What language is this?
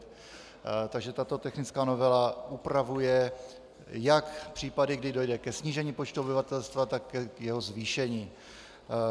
Czech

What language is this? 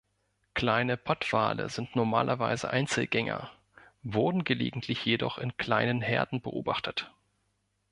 German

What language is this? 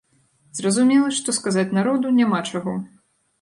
Belarusian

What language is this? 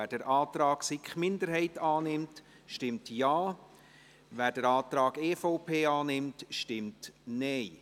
Swiss German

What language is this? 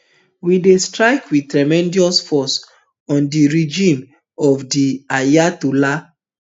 Nigerian Pidgin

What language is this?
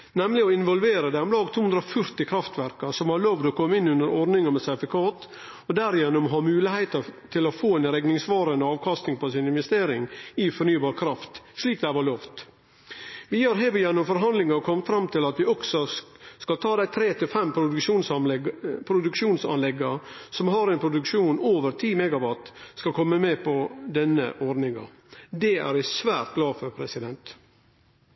Norwegian Nynorsk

